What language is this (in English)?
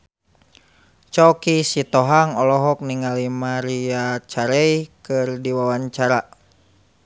Sundanese